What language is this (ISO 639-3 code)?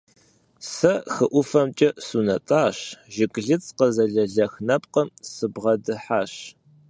kbd